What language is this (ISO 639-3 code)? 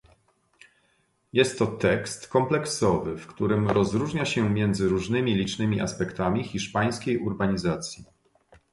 pol